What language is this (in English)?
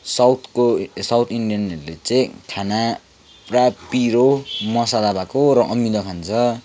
Nepali